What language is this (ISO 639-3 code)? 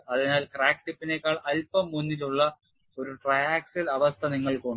mal